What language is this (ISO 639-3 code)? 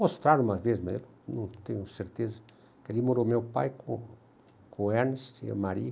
por